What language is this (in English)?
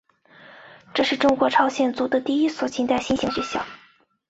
Chinese